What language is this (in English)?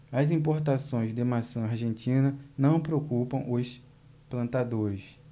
Portuguese